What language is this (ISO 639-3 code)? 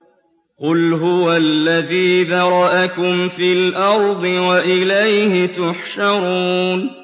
ara